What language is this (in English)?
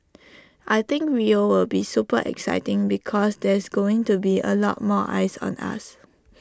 English